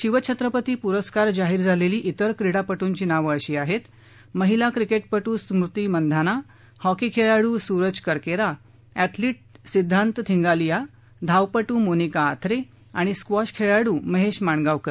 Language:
Marathi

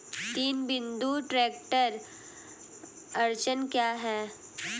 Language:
Hindi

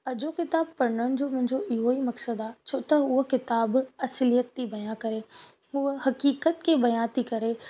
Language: Sindhi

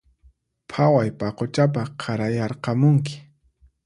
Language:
Puno Quechua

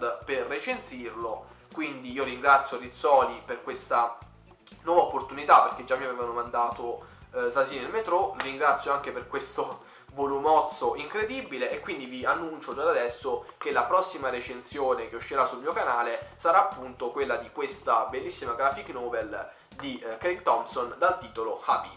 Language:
Italian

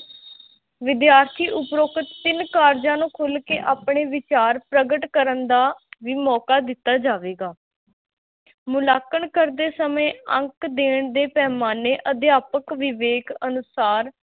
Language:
Punjabi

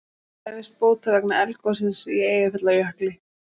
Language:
Icelandic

